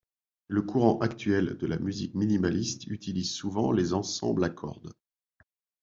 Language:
French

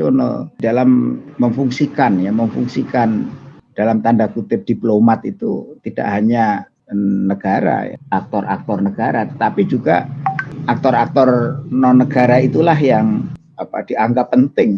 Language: Indonesian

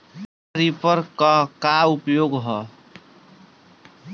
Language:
Bhojpuri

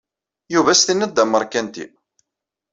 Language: Kabyle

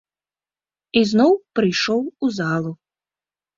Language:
Belarusian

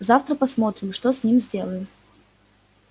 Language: Russian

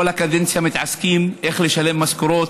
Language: Hebrew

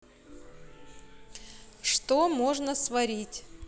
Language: Russian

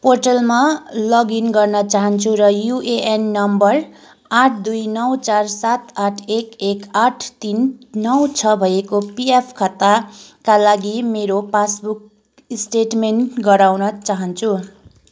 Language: Nepali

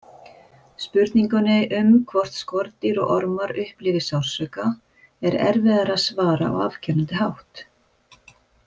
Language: Icelandic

